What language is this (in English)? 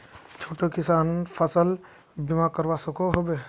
Magahi